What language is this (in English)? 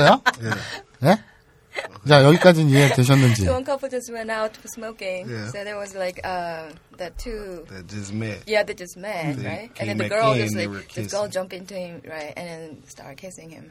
Korean